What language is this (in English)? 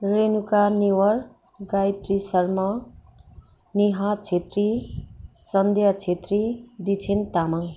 Nepali